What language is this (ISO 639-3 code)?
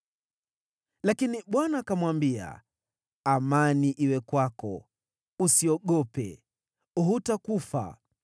swa